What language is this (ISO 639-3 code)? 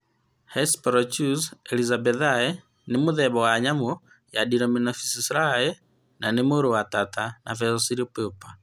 kik